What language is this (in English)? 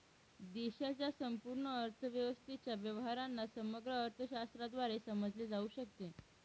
Marathi